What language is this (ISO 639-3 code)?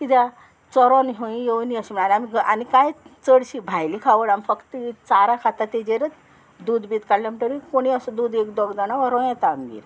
kok